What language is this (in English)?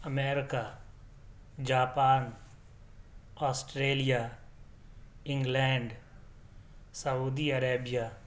Urdu